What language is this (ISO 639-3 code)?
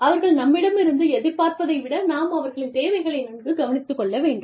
tam